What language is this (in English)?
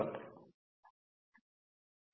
Telugu